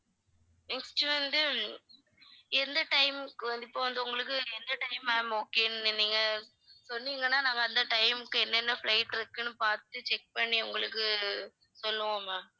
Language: Tamil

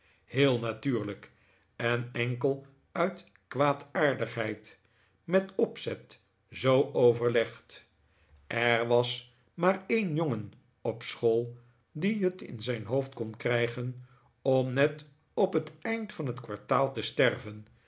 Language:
Dutch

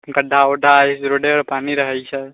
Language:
Maithili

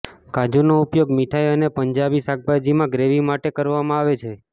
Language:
Gujarati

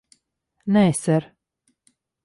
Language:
Latvian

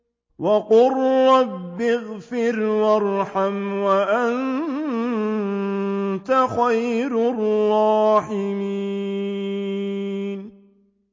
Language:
Arabic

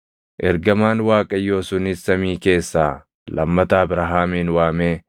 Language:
Oromo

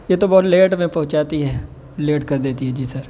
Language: Urdu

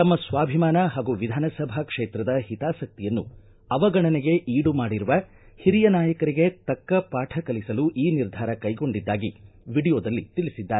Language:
Kannada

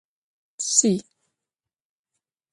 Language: Adyghe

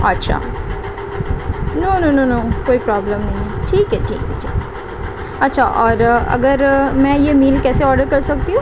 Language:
Urdu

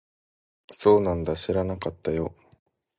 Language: Japanese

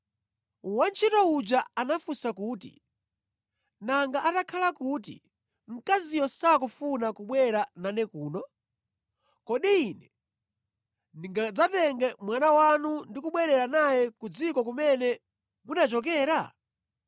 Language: Nyanja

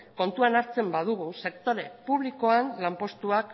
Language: Basque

